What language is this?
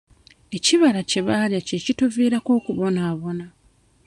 Ganda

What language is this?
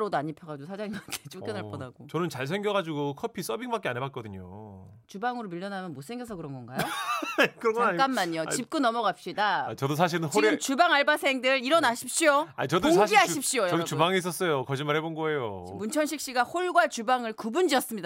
Korean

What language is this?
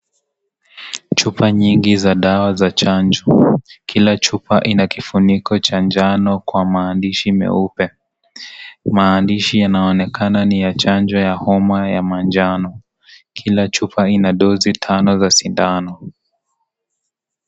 Swahili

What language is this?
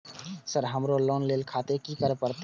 Maithili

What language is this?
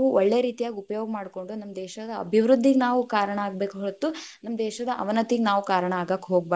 Kannada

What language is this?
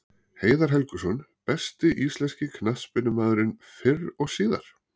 Icelandic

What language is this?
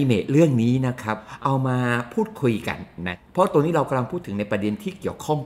Thai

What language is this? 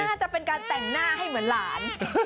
Thai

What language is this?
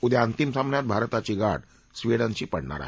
Marathi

